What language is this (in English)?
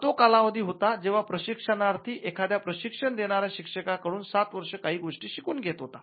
Marathi